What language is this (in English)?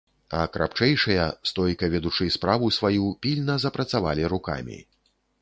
Belarusian